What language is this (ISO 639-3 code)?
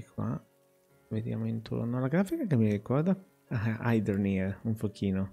ita